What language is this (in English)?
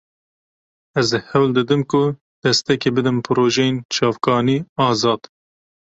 Kurdish